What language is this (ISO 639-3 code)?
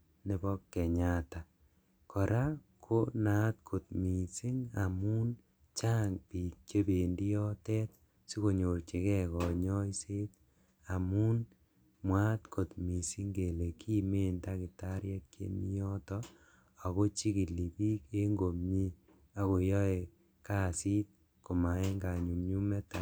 kln